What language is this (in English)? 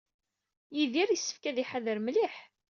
Kabyle